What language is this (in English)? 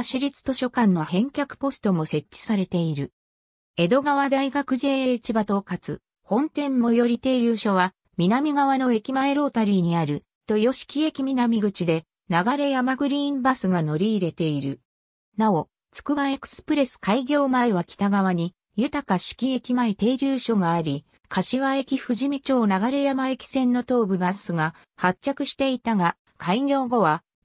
Japanese